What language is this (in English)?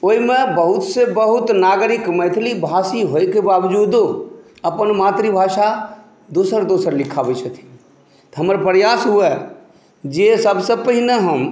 Maithili